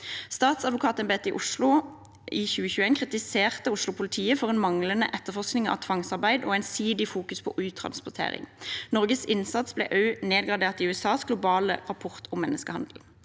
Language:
Norwegian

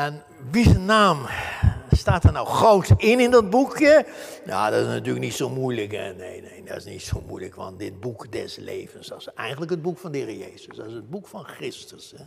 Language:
Dutch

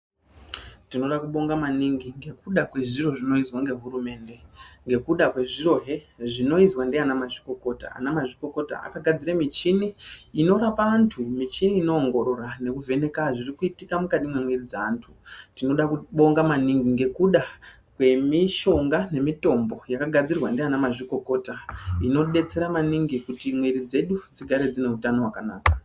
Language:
Ndau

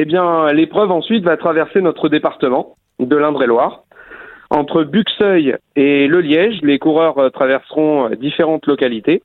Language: French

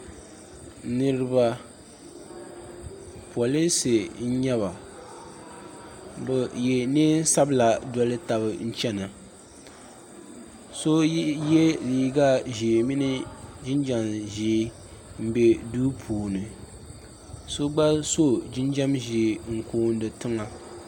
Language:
Dagbani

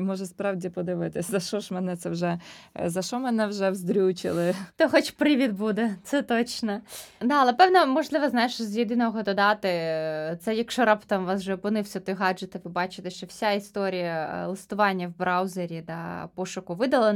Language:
Ukrainian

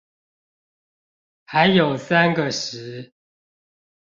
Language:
Chinese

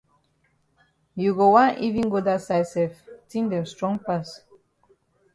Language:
Cameroon Pidgin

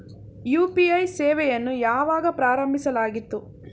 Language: Kannada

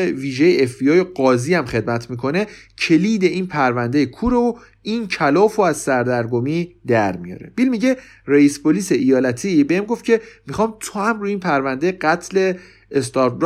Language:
Persian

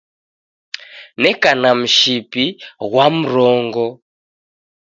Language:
Taita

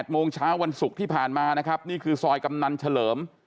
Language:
Thai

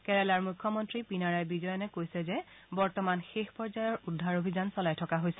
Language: Assamese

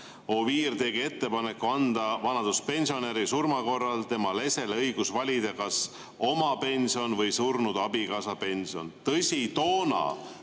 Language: Estonian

